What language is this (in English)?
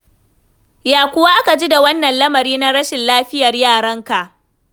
Hausa